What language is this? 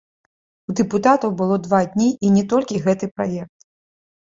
Belarusian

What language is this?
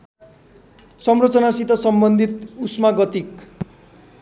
Nepali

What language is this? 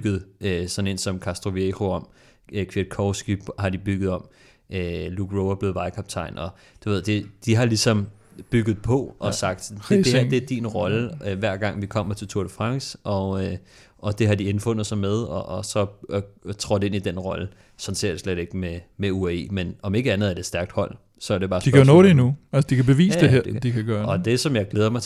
Danish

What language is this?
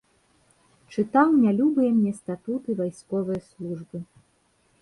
Belarusian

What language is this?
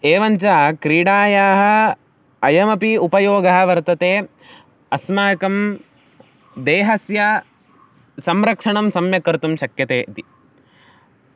Sanskrit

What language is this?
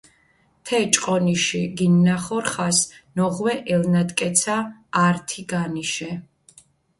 Mingrelian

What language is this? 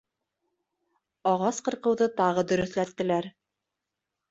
Bashkir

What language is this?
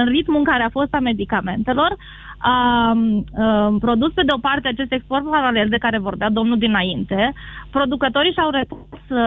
Romanian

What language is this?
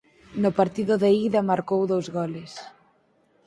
Galician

